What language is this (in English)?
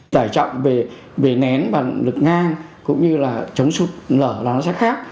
Vietnamese